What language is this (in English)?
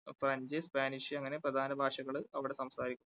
Malayalam